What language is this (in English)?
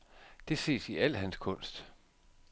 Danish